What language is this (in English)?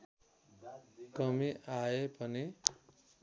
Nepali